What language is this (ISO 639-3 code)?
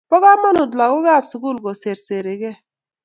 kln